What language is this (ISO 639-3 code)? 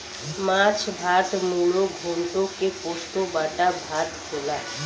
bho